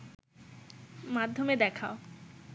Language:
Bangla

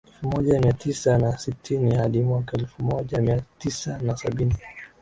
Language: Swahili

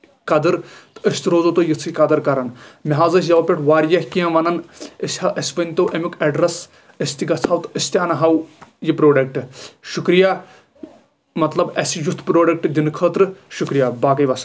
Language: Kashmiri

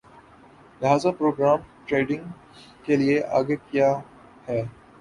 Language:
Urdu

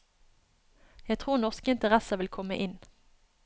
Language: Norwegian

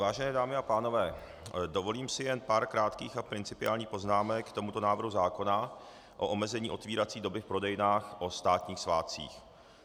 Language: Czech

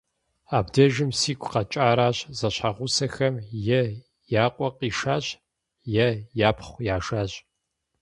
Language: Kabardian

